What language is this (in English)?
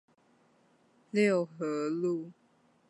Chinese